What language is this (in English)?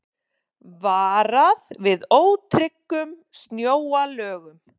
Icelandic